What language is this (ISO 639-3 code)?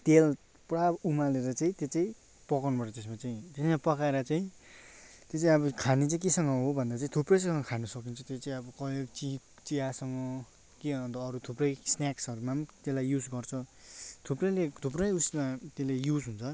nep